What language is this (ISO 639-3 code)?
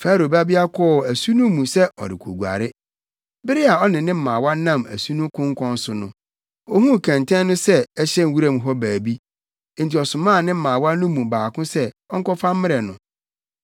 aka